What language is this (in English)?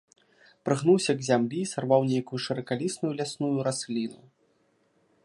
Belarusian